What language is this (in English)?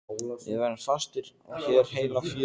Icelandic